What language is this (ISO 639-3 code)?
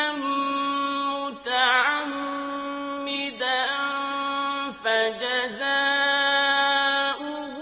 ara